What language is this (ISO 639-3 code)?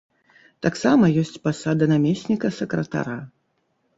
bel